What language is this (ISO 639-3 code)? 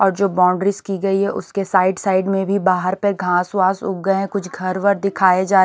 hin